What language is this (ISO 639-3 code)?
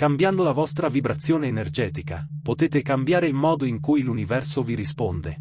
ita